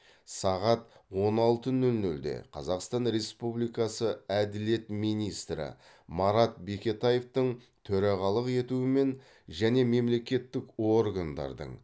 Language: Kazakh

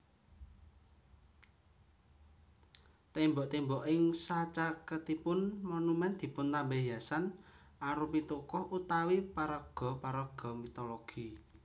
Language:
Javanese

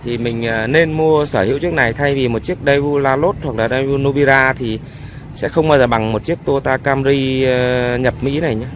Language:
Vietnamese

